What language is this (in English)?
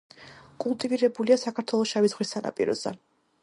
Georgian